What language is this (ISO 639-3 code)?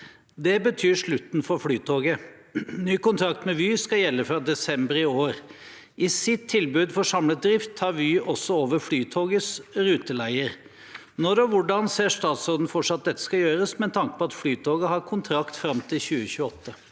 nor